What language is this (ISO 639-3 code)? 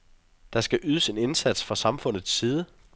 dan